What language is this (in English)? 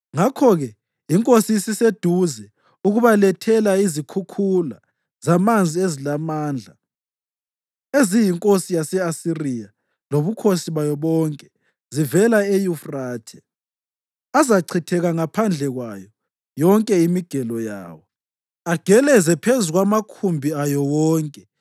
North Ndebele